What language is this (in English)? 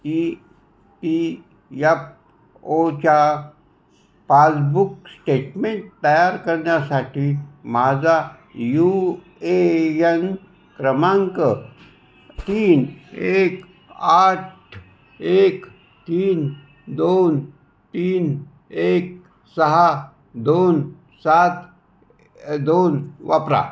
Marathi